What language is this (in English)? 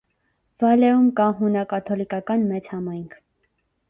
Armenian